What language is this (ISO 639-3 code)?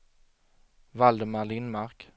swe